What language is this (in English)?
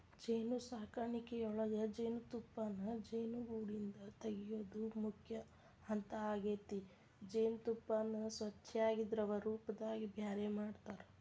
Kannada